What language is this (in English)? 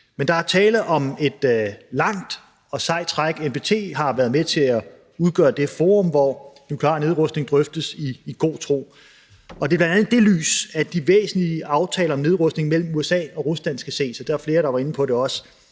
Danish